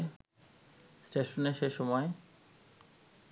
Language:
Bangla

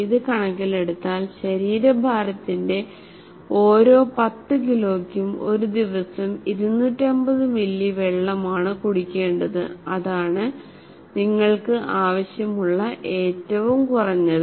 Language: Malayalam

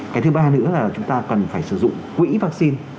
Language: Vietnamese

